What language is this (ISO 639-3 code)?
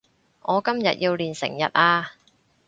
yue